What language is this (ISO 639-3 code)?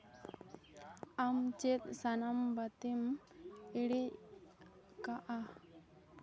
sat